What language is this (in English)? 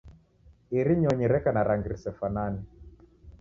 Taita